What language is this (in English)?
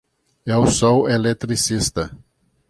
Portuguese